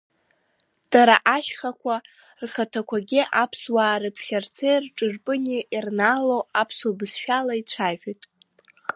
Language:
Abkhazian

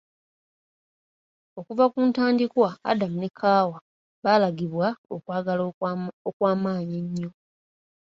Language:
Ganda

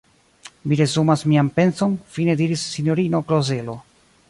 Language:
Esperanto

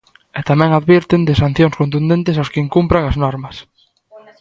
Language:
Galician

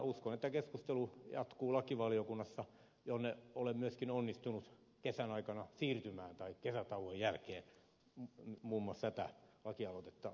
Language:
Finnish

